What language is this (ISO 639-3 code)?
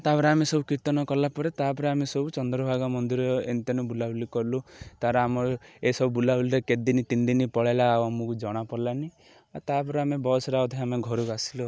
ori